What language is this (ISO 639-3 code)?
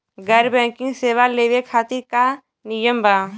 bho